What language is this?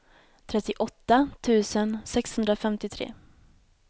Swedish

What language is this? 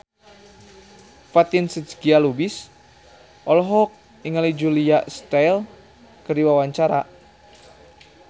Sundanese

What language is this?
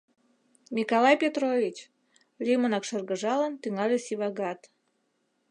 Mari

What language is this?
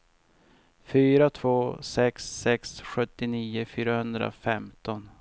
Swedish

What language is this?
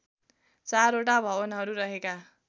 Nepali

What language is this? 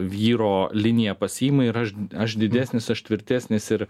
Lithuanian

